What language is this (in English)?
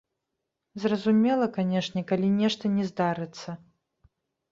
Belarusian